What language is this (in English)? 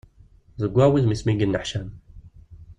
Kabyle